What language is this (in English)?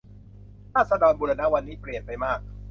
Thai